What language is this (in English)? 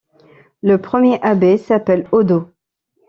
French